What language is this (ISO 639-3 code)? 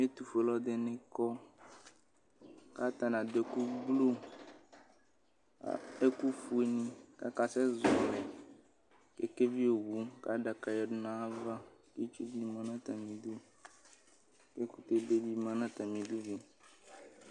kpo